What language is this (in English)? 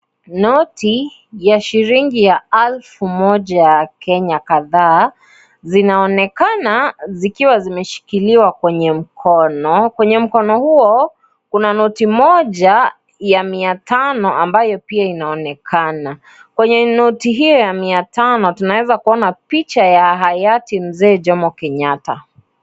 Swahili